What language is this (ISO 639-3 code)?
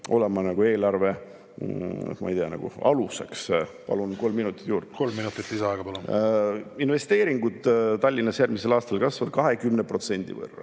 est